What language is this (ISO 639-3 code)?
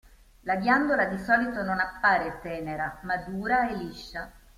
ita